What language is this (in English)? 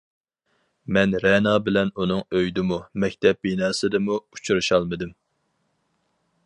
Uyghur